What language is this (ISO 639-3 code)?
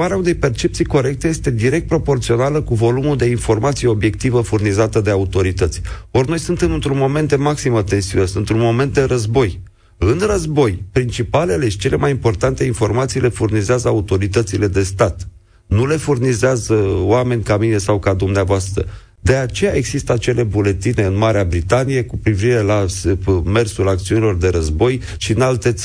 ron